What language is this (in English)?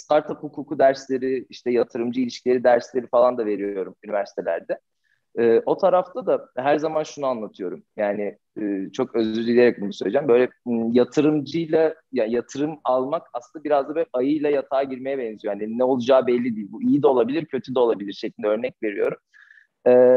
Turkish